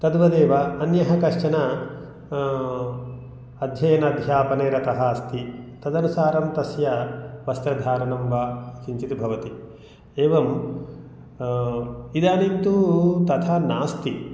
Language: Sanskrit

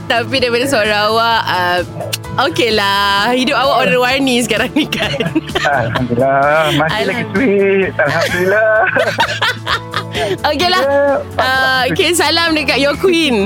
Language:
Malay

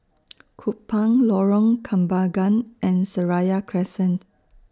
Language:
English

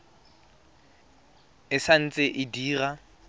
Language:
Tswana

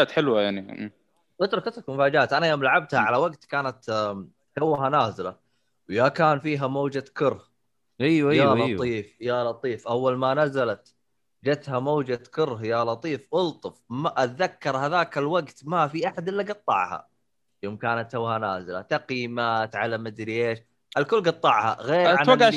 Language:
Arabic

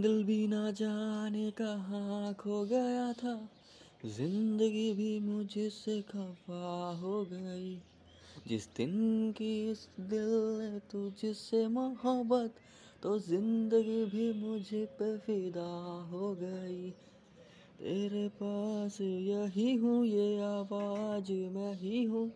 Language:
Hindi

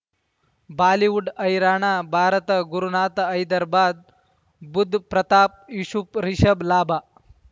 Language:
Kannada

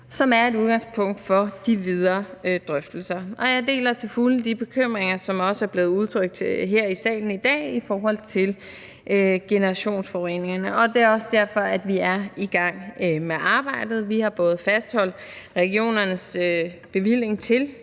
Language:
Danish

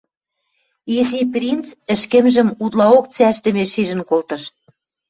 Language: Western Mari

